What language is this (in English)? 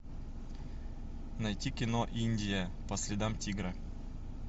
Russian